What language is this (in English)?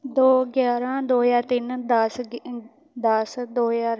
Punjabi